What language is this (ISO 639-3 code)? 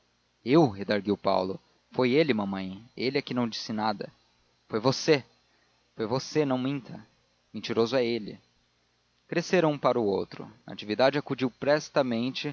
por